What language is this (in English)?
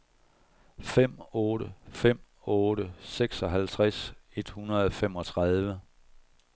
Danish